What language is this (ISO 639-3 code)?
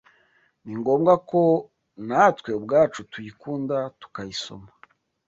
kin